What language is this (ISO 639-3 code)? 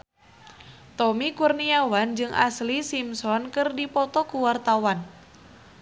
sun